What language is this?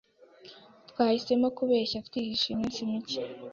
Kinyarwanda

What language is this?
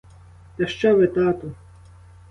Ukrainian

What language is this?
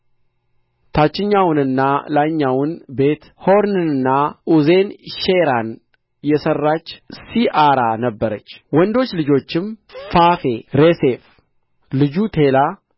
Amharic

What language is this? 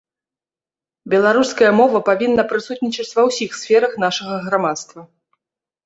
Belarusian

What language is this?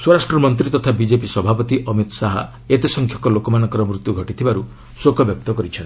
Odia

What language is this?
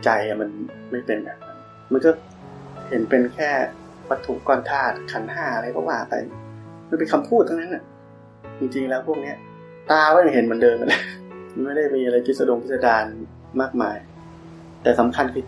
Thai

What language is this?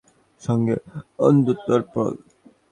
Bangla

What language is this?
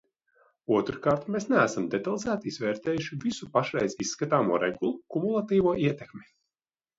Latvian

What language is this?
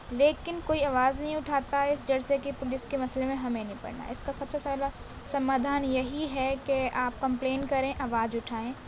Urdu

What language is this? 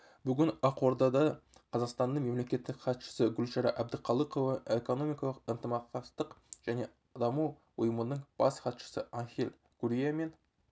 Kazakh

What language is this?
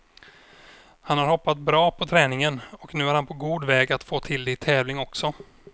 Swedish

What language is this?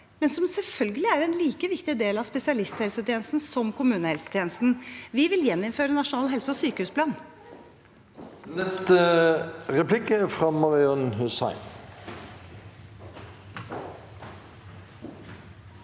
Norwegian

